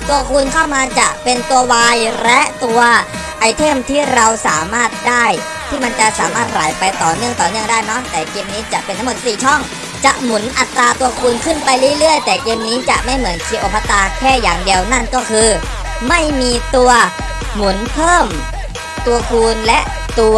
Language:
Thai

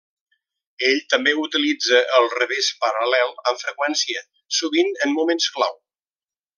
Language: Catalan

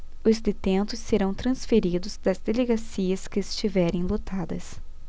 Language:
Portuguese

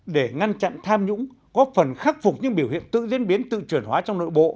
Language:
Vietnamese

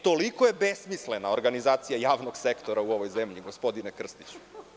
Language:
Serbian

